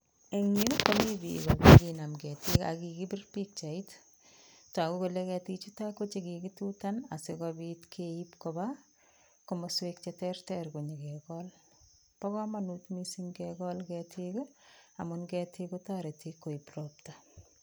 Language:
Kalenjin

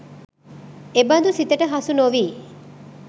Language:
Sinhala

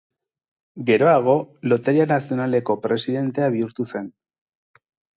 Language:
Basque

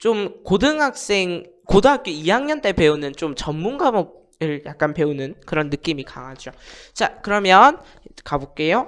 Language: Korean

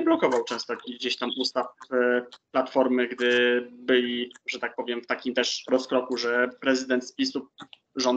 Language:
Polish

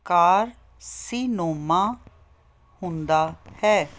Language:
Punjabi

